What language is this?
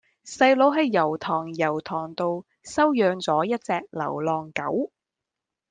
Cantonese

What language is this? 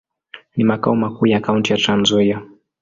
Swahili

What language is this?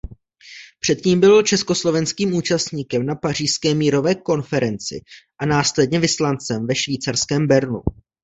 Czech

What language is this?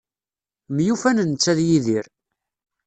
Kabyle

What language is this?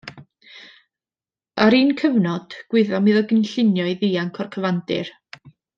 Welsh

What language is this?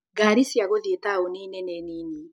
Kikuyu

